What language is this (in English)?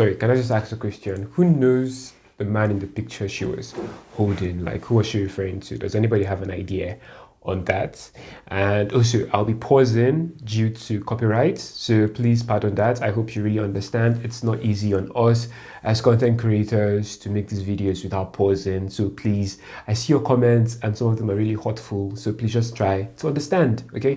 English